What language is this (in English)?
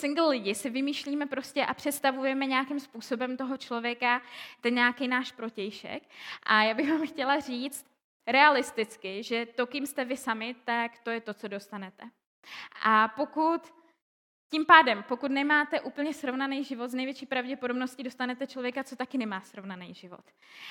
Czech